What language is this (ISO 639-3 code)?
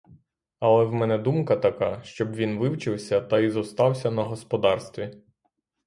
ukr